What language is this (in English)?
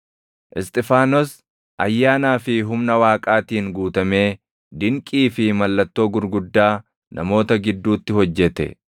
Oromo